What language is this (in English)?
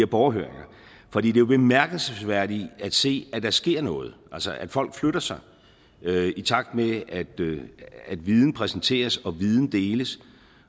Danish